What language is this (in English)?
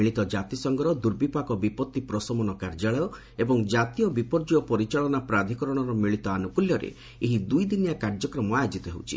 Odia